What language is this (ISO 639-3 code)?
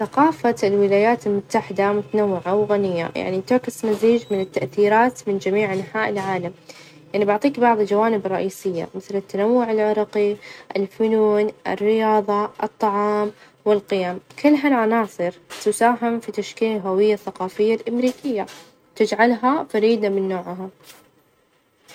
ars